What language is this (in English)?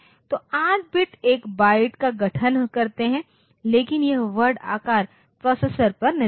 Hindi